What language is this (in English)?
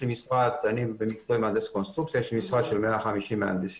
Hebrew